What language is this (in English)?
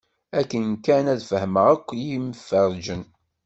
Kabyle